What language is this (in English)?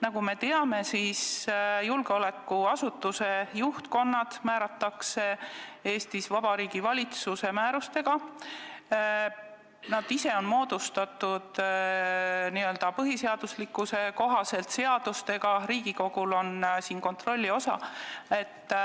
Estonian